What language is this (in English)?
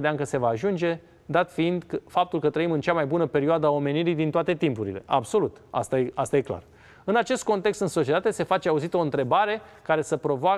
Romanian